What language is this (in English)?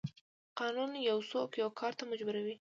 Pashto